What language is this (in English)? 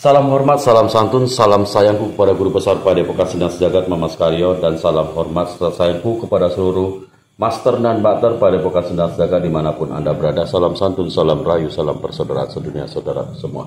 Indonesian